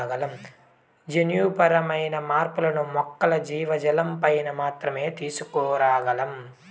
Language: Telugu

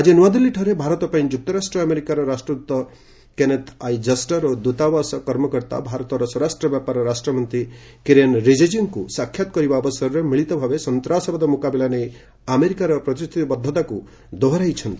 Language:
Odia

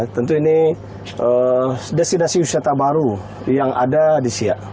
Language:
Indonesian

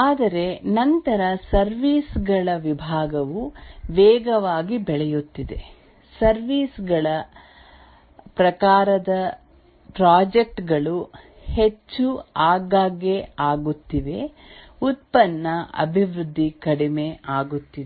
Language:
Kannada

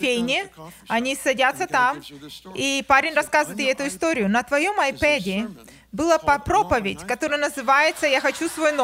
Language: Russian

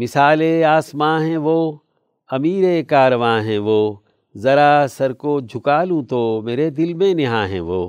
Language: Urdu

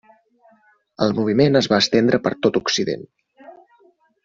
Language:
Catalan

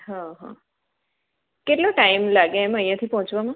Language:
Gujarati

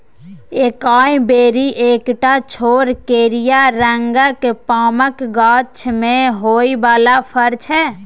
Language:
Maithili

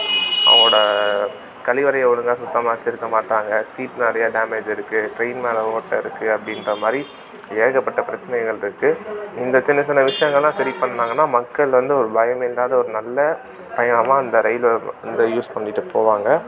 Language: Tamil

